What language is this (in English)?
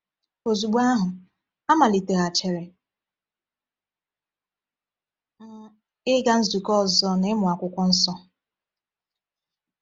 Igbo